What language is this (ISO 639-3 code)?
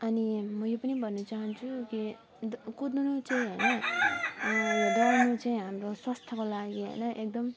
nep